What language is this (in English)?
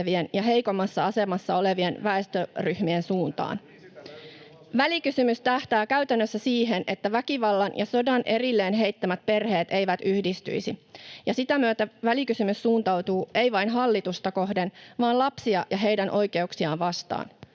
Finnish